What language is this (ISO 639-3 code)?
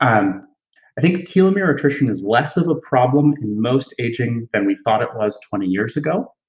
eng